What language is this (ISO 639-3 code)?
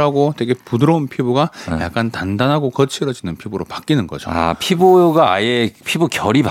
kor